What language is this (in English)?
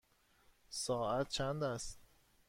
Persian